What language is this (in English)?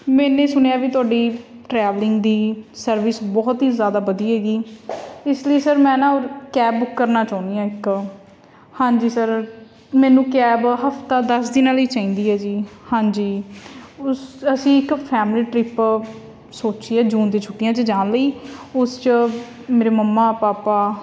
Punjabi